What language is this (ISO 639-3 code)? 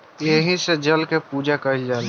bho